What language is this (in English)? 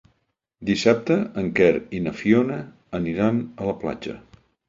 Catalan